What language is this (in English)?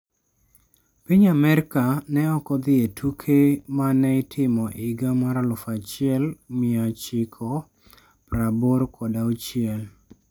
Luo (Kenya and Tanzania)